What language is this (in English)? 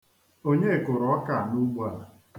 Igbo